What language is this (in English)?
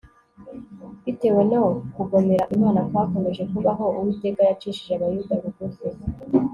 Kinyarwanda